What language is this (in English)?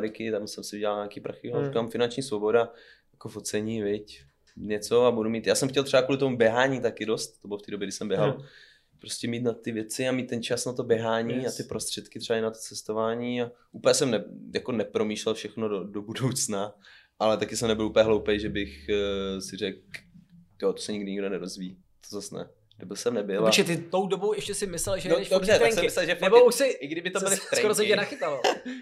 Czech